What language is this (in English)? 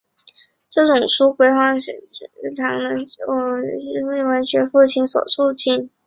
Chinese